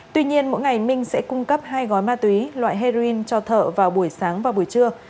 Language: Vietnamese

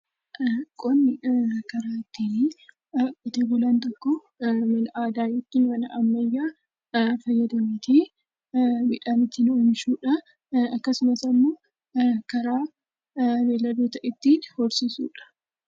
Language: Oromo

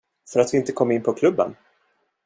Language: Swedish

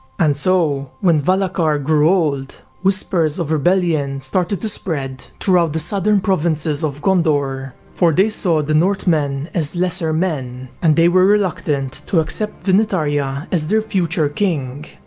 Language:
English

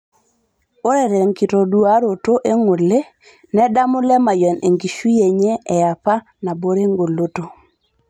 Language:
Masai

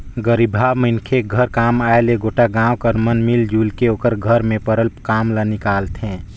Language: Chhattisgarhi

